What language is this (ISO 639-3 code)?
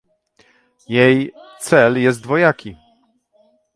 pol